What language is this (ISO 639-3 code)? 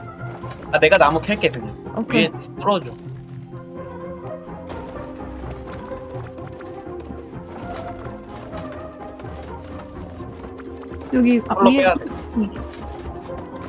kor